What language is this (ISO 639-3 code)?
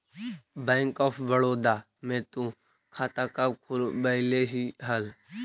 mag